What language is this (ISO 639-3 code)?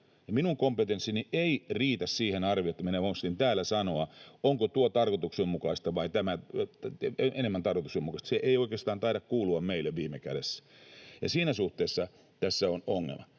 fin